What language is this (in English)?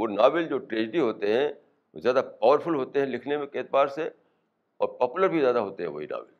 Urdu